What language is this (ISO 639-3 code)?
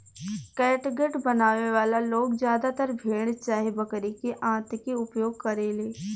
bho